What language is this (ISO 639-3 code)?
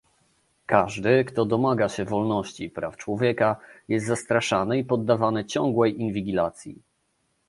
pol